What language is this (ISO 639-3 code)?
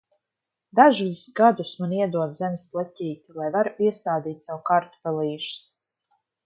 lav